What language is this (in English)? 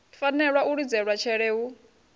Venda